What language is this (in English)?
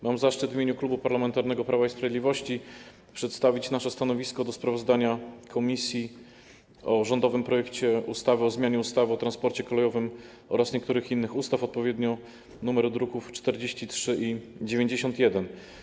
Polish